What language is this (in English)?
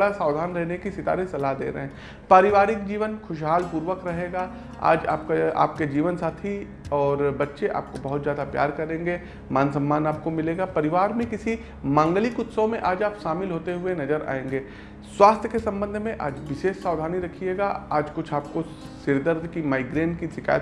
Hindi